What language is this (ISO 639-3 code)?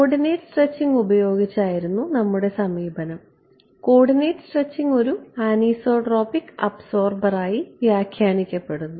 mal